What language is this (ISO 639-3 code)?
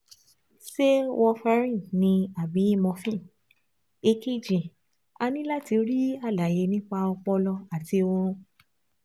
yor